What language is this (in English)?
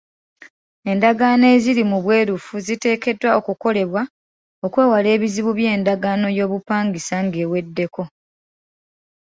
Ganda